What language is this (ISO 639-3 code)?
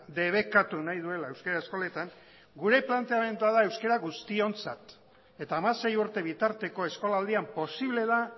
eus